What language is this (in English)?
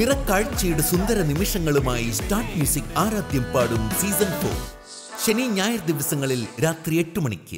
English